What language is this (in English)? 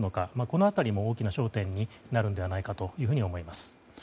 Japanese